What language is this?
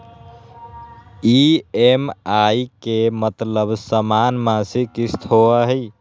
Magahi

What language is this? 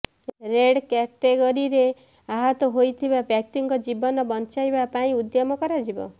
Odia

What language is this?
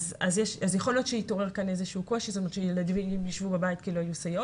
Hebrew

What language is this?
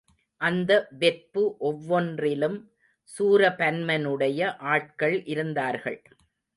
Tamil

